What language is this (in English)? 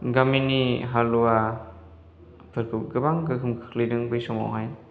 Bodo